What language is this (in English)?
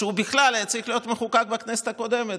Hebrew